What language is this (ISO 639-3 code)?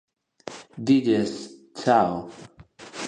glg